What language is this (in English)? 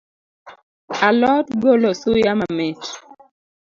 Luo (Kenya and Tanzania)